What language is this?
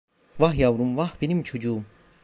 Turkish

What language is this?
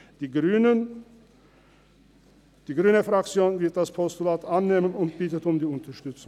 Swiss German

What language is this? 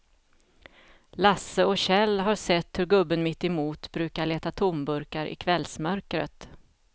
Swedish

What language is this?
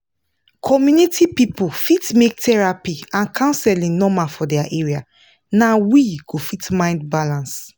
Nigerian Pidgin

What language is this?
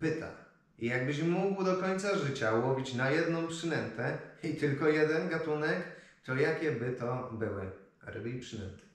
Polish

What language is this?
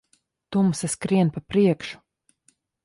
Latvian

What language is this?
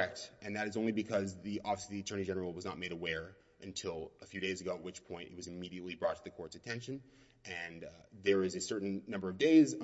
English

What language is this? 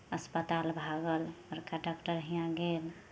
Maithili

